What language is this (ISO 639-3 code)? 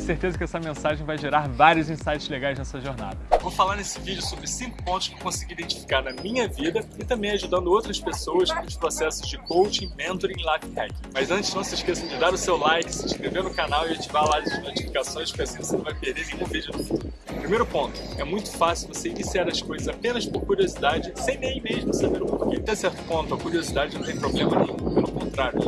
por